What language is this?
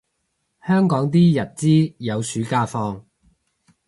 Cantonese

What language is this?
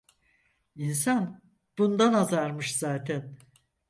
Turkish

